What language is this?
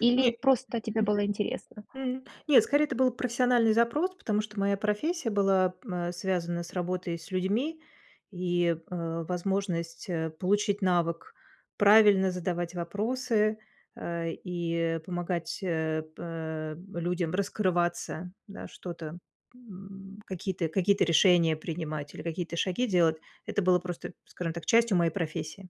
Russian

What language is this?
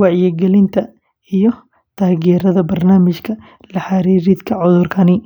Somali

